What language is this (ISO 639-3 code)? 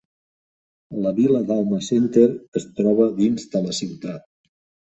cat